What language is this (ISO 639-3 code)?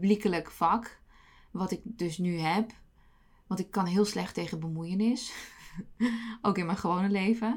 nld